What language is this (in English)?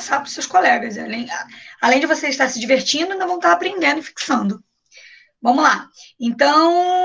Portuguese